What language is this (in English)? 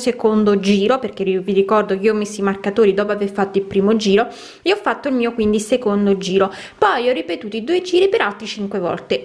Italian